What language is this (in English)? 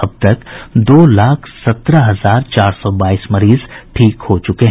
Hindi